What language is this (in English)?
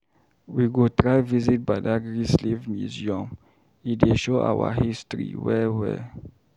Nigerian Pidgin